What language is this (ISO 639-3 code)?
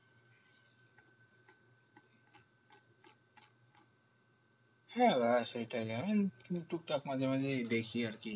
ben